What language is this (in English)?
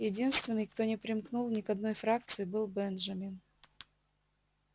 Russian